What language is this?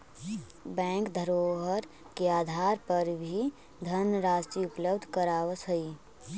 Magahi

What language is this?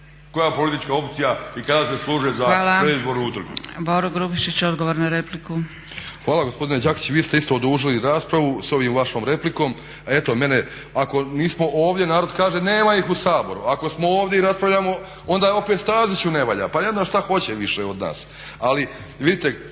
Croatian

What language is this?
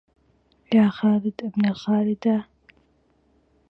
Arabic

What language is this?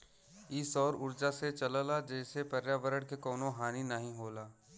Bhojpuri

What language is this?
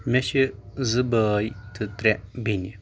Kashmiri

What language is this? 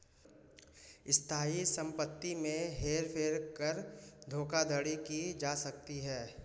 Hindi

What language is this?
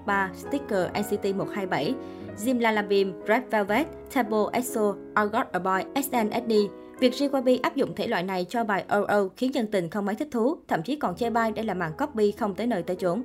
Vietnamese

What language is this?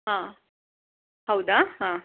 Kannada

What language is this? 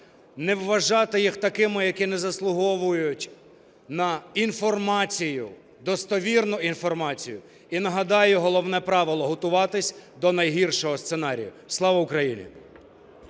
Ukrainian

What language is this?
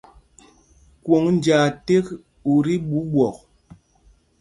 Mpumpong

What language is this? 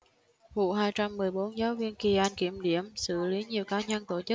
Vietnamese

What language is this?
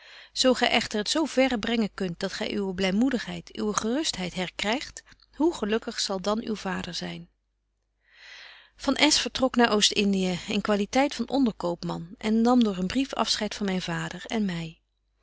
Dutch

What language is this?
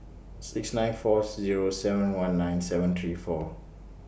English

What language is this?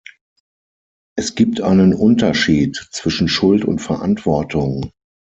German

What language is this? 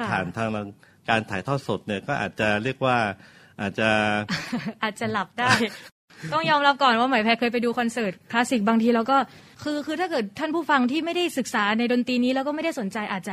Thai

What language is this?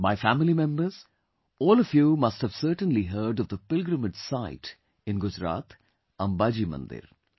English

